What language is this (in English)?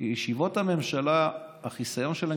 Hebrew